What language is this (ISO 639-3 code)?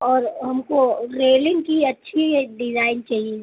urd